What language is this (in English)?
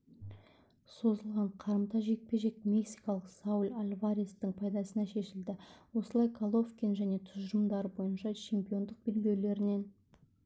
Kazakh